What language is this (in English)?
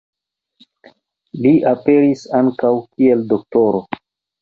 Esperanto